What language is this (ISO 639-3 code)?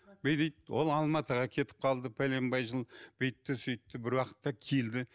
kaz